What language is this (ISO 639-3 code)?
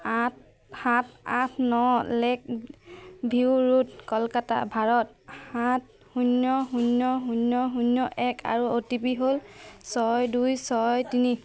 asm